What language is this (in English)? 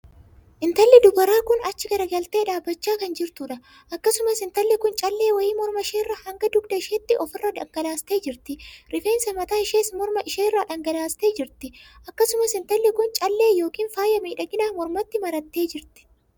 Oromo